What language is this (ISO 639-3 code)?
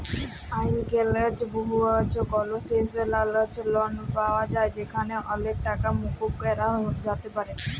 ben